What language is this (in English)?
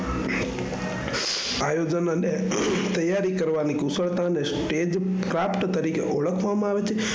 Gujarati